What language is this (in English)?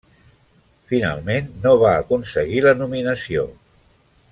Catalan